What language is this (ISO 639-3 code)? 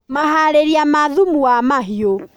kik